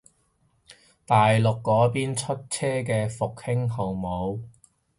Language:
Cantonese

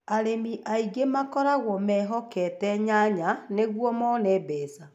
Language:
Kikuyu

